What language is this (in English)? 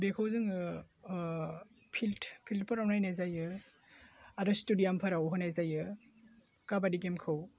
Bodo